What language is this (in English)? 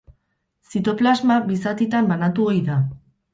Basque